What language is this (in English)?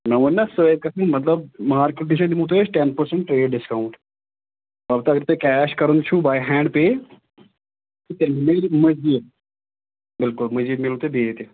Kashmiri